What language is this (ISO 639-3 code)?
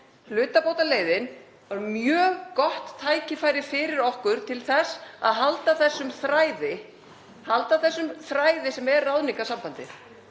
isl